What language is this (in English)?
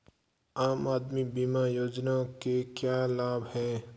Hindi